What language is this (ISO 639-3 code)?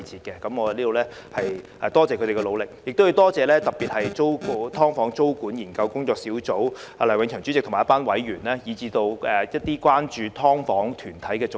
yue